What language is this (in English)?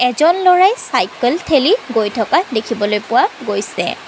Assamese